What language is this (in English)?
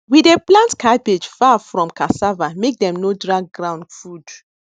Nigerian Pidgin